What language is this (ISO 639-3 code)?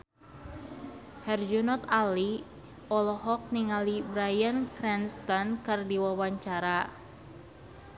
sun